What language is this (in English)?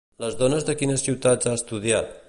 Catalan